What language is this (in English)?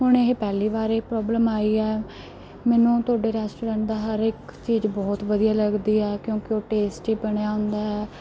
Punjabi